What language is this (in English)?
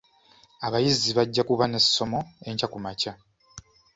Ganda